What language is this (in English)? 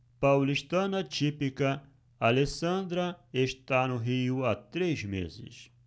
Portuguese